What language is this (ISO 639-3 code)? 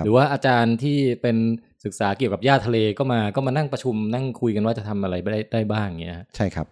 tha